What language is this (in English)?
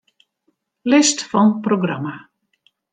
Western Frisian